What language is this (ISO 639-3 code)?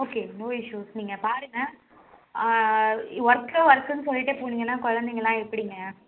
tam